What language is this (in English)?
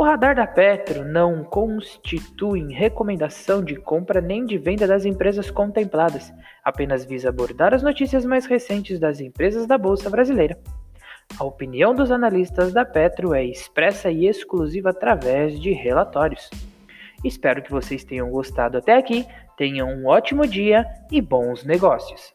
Portuguese